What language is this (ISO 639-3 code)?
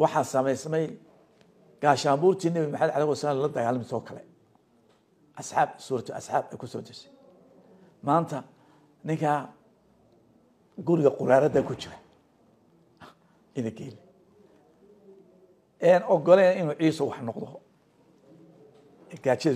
ara